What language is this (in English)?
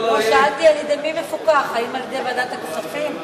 Hebrew